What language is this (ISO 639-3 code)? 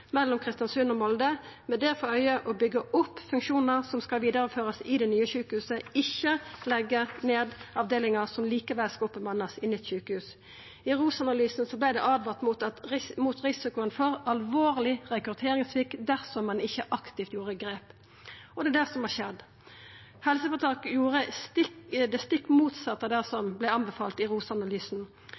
nno